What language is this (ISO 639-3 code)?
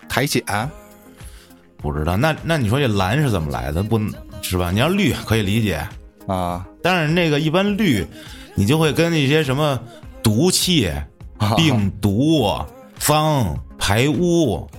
zho